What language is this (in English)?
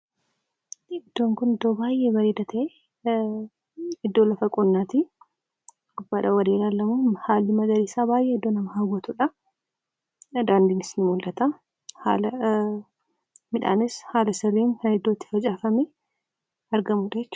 Oromo